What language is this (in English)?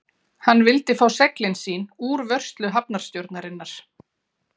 Icelandic